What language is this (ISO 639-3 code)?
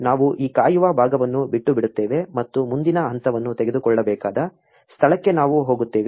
kan